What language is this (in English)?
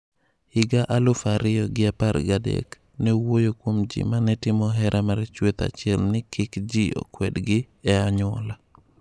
Luo (Kenya and Tanzania)